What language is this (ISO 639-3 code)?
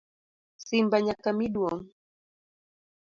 luo